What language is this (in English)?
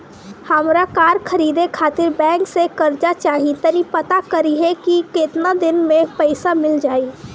Bhojpuri